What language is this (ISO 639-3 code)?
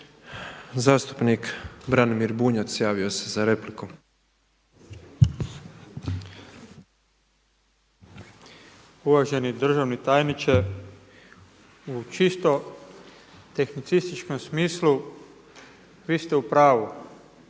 hrv